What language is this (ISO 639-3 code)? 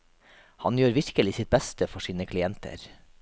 nor